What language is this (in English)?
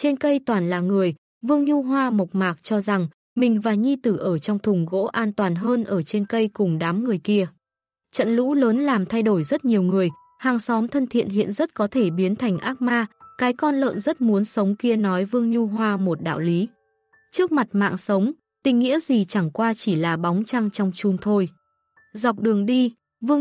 Vietnamese